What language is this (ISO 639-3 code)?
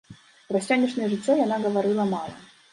bel